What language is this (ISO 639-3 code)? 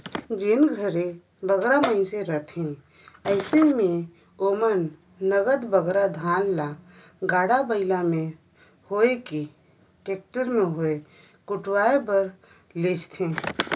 hne